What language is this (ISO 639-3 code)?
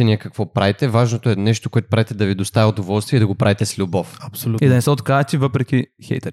bul